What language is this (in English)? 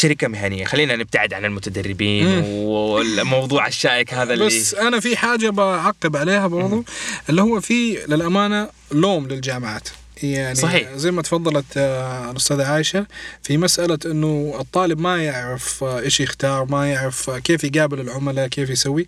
Arabic